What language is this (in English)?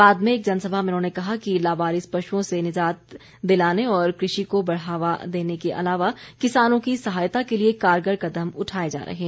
Hindi